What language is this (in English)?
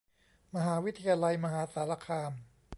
Thai